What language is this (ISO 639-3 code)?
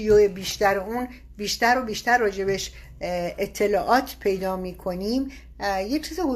fas